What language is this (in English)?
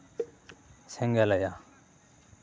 Santali